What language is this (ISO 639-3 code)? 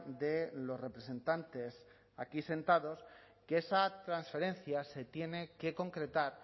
spa